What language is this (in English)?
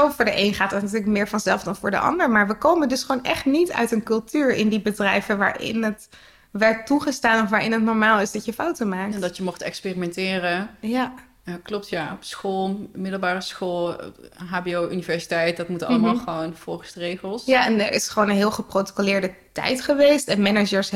Dutch